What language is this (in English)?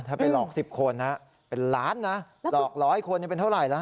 Thai